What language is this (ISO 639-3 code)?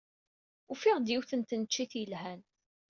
kab